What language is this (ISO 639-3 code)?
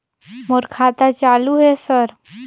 hne